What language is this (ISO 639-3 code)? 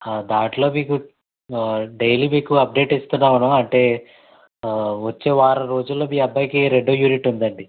tel